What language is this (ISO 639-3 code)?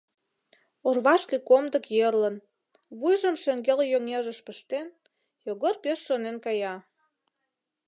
chm